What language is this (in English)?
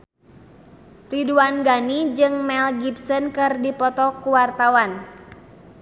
Sundanese